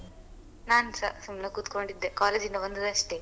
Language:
Kannada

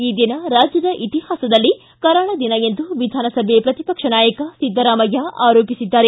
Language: Kannada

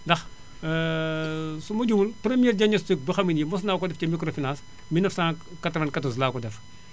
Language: Wolof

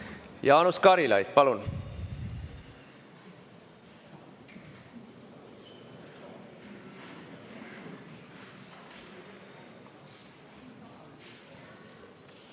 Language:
Estonian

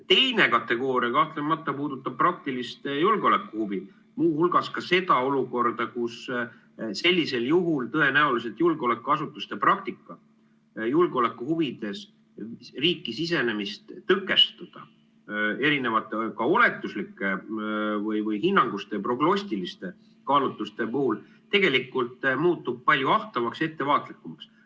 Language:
Estonian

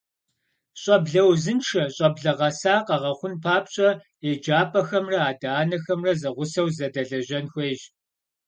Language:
Kabardian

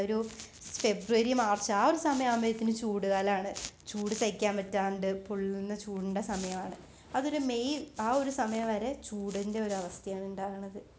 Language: Malayalam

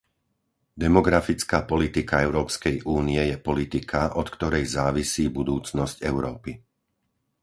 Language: Slovak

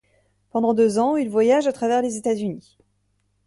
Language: French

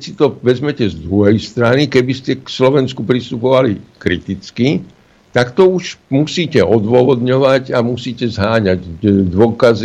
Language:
Slovak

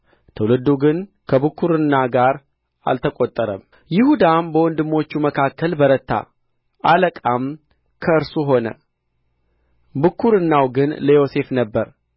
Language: Amharic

